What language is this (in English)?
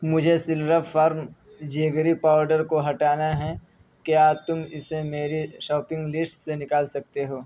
Urdu